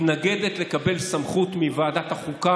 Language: Hebrew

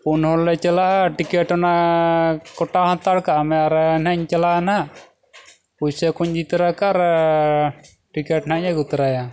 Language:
Santali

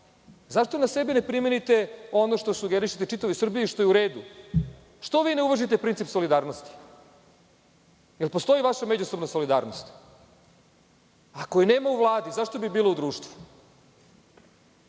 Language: Serbian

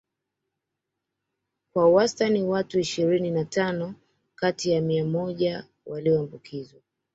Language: Swahili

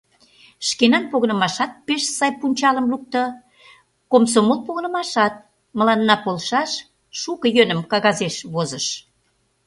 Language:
Mari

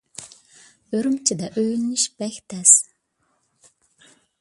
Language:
Uyghur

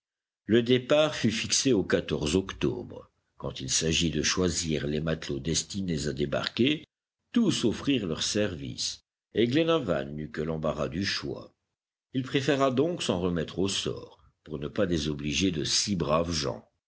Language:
French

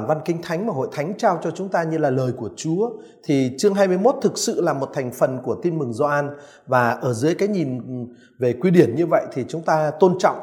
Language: Vietnamese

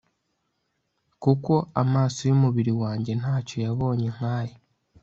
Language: Kinyarwanda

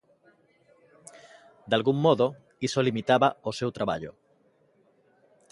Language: Galician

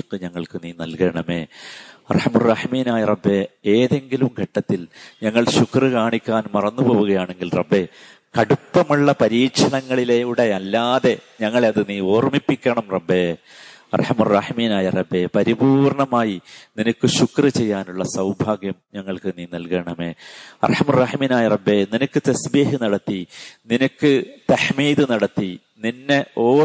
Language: Malayalam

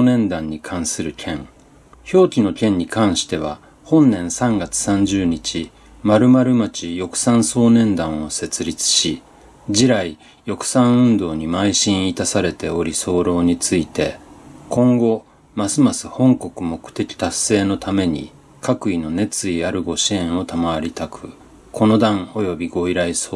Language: Japanese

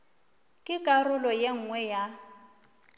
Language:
Northern Sotho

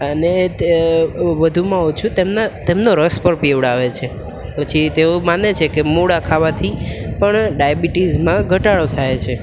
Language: Gujarati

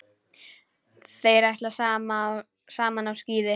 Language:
Icelandic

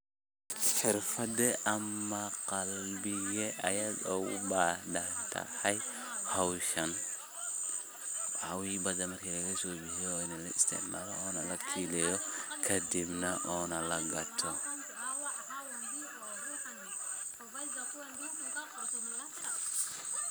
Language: Somali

